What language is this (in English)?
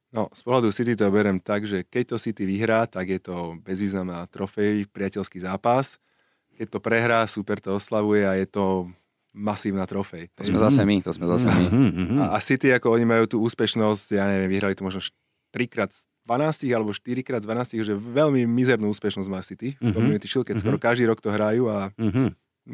Slovak